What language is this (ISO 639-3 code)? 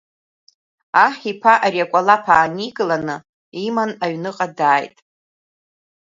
abk